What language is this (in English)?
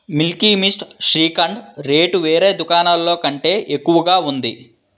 Telugu